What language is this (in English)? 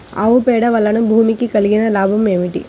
Telugu